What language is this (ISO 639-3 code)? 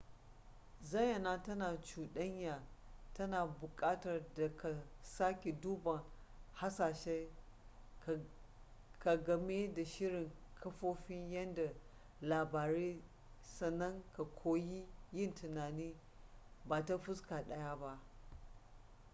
hau